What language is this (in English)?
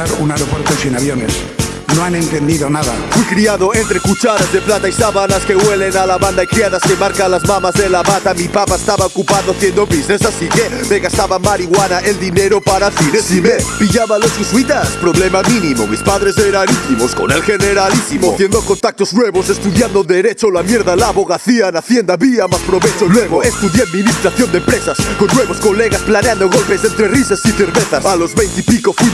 Spanish